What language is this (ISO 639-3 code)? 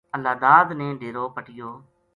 gju